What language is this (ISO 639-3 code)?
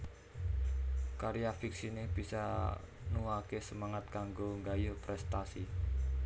jav